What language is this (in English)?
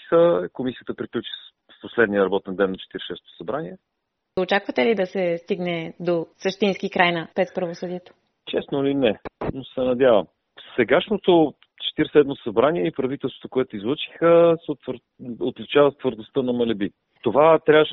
Bulgarian